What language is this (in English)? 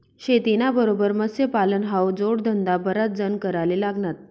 Marathi